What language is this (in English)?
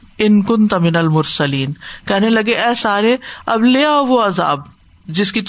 Urdu